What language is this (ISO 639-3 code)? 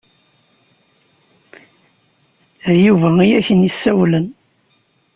kab